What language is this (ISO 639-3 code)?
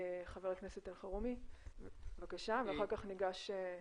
heb